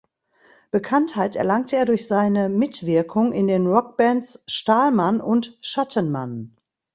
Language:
German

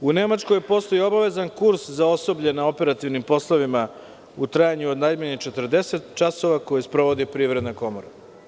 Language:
Serbian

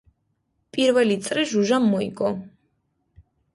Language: Georgian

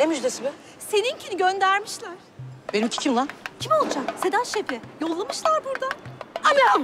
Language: Turkish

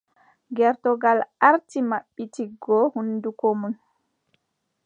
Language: Adamawa Fulfulde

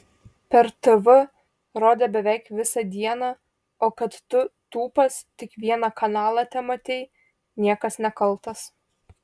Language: Lithuanian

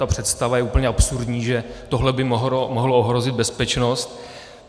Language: Czech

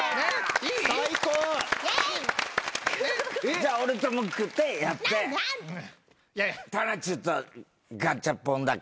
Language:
Japanese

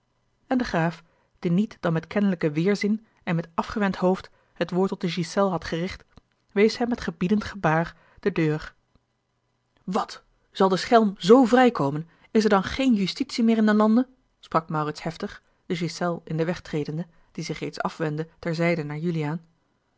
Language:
Dutch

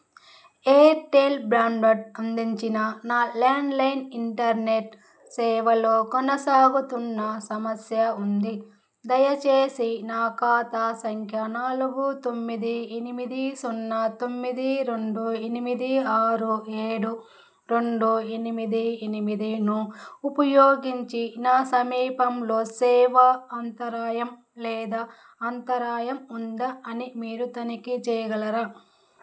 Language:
Telugu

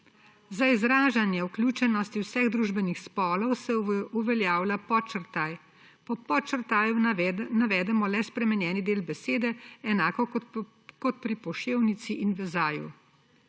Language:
Slovenian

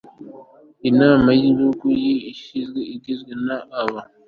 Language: Kinyarwanda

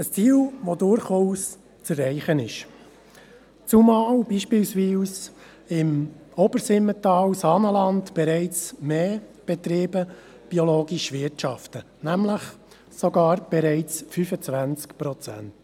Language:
Swiss German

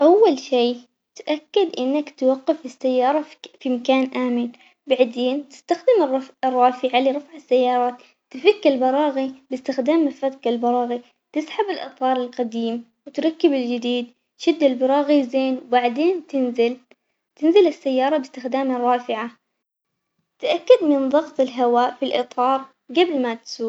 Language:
Omani Arabic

